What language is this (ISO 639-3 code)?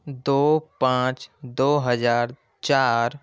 urd